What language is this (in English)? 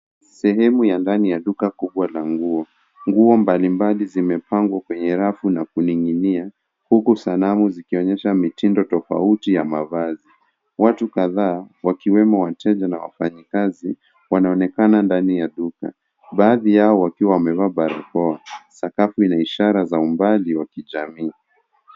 Swahili